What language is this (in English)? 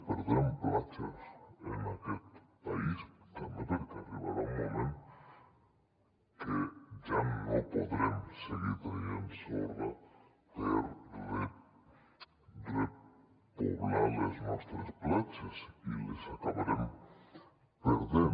Catalan